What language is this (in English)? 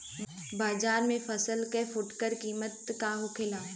Bhojpuri